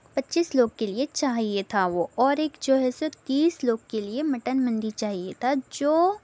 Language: Urdu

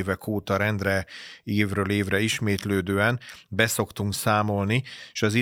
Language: Hungarian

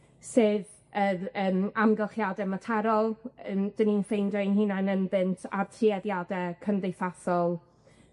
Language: Welsh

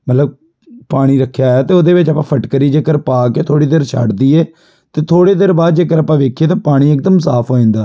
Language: Punjabi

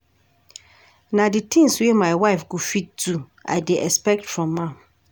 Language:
Nigerian Pidgin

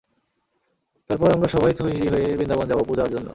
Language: Bangla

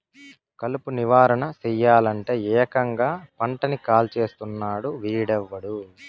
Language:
Telugu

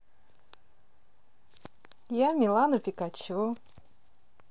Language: Russian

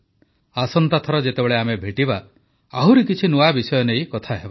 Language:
Odia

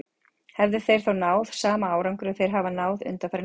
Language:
Icelandic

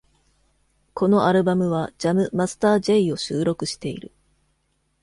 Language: Japanese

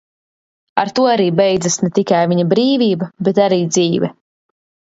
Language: Latvian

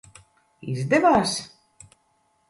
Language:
Latvian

